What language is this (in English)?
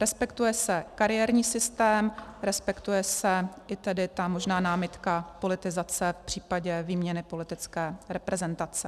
Czech